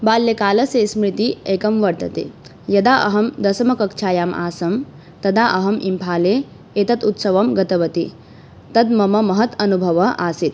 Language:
Sanskrit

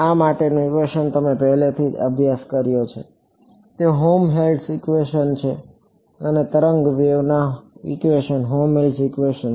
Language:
Gujarati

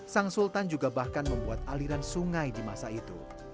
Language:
Indonesian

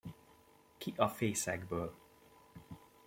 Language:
Hungarian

